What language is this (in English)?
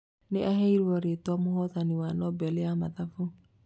Kikuyu